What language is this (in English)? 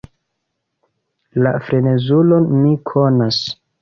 Esperanto